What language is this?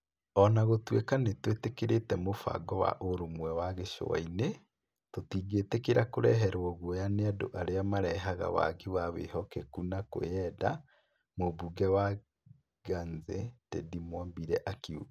Kikuyu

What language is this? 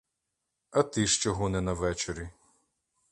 Ukrainian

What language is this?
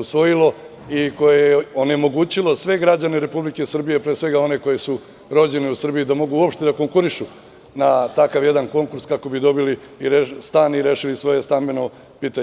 Serbian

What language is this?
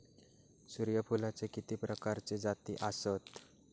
Marathi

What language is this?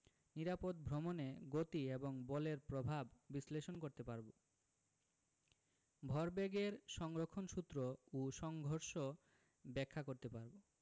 Bangla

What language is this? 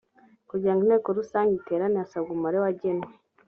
Kinyarwanda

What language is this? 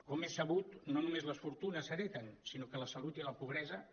Catalan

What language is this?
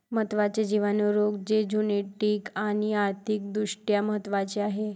Marathi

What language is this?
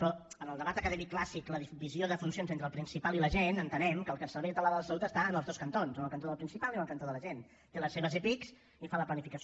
Catalan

